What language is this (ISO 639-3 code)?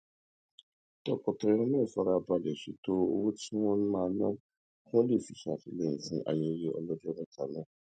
yor